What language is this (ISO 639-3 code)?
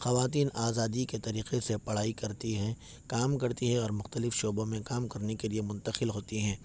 urd